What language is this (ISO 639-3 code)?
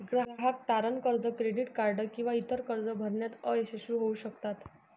mar